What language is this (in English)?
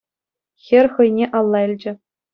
Chuvash